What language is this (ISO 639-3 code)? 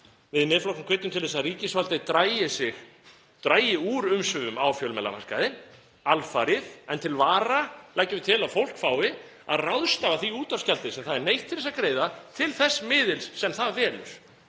isl